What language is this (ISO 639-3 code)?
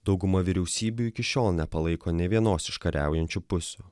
lit